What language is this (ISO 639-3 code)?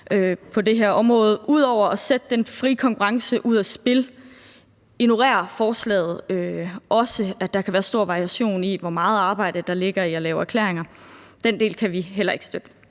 dan